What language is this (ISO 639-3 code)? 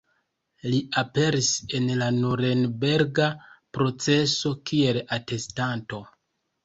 epo